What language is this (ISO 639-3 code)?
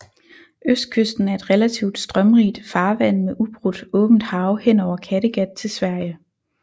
dan